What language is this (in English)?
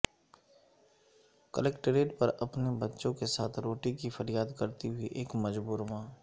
Urdu